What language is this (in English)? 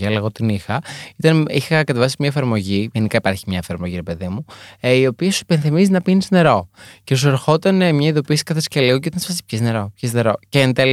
Greek